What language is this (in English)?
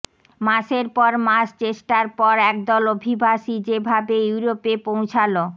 Bangla